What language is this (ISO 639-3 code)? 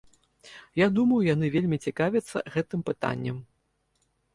bel